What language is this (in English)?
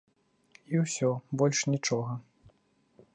Belarusian